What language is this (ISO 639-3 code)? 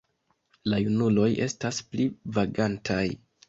epo